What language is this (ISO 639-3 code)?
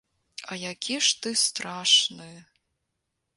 bel